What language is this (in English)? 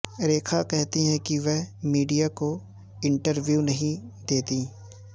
Urdu